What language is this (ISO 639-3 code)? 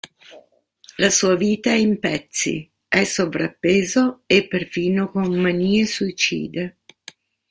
ita